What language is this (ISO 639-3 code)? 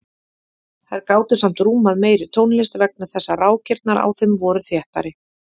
isl